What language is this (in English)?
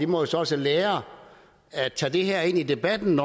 Danish